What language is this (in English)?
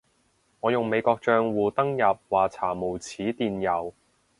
Cantonese